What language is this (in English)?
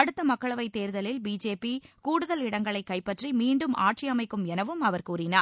Tamil